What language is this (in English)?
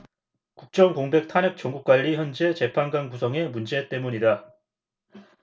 Korean